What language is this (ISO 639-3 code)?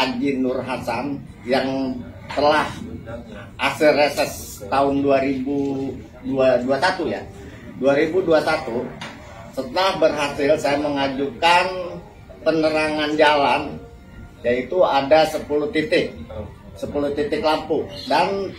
ind